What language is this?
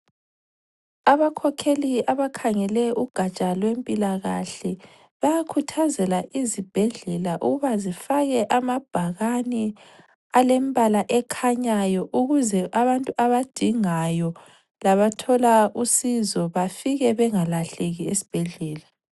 North Ndebele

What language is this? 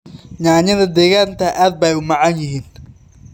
Somali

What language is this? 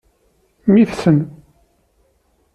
Kabyle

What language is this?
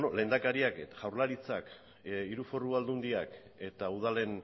Basque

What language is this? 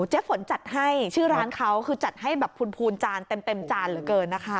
Thai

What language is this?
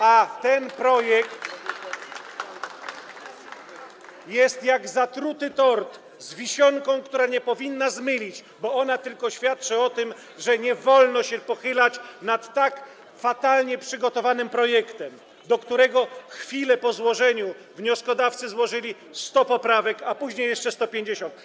Polish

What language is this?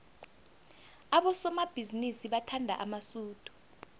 South Ndebele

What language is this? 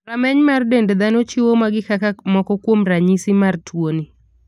Luo (Kenya and Tanzania)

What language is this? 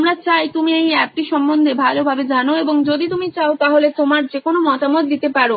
Bangla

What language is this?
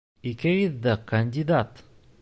Bashkir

